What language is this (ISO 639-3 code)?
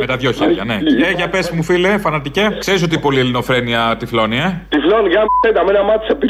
ell